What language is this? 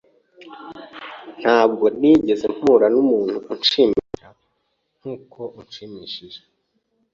Kinyarwanda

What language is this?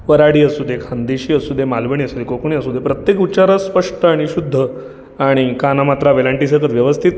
Marathi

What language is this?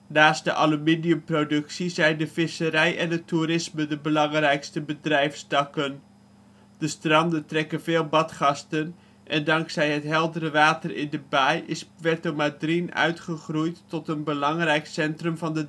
Dutch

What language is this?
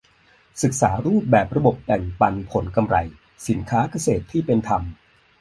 Thai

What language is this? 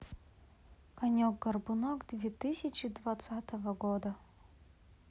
Russian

